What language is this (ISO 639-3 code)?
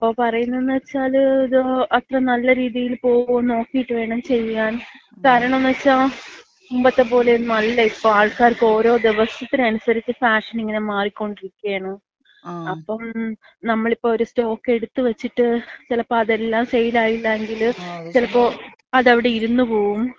mal